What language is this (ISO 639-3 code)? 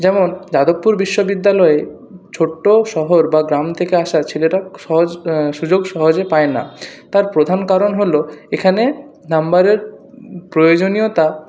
ben